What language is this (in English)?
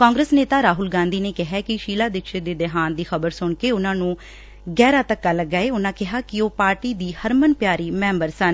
Punjabi